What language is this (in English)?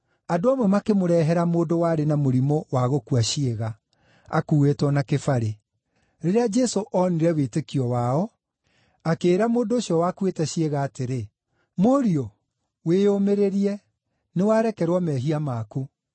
Kikuyu